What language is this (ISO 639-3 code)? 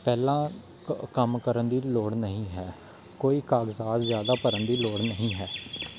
pan